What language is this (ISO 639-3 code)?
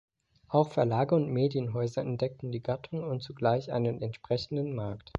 deu